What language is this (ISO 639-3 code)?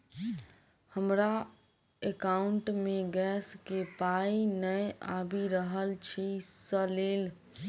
mai